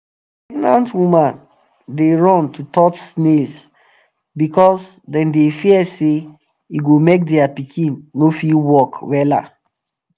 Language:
Nigerian Pidgin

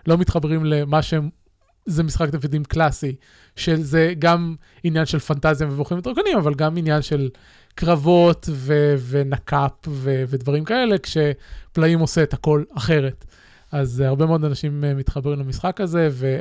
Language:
Hebrew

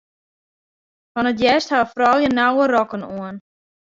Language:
Western Frisian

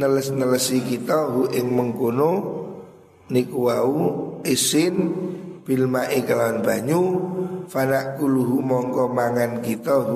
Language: Indonesian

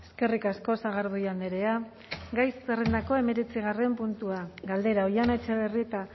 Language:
Basque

